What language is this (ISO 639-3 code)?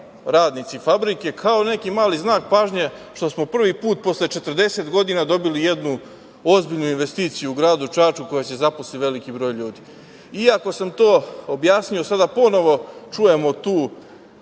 srp